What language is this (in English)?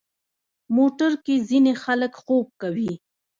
Pashto